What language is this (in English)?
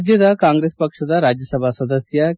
Kannada